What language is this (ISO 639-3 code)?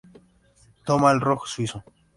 spa